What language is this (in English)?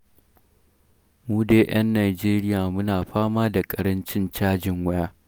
Hausa